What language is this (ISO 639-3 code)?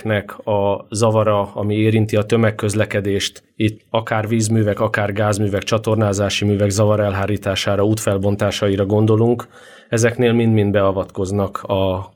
hun